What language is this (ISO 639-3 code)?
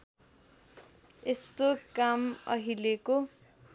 nep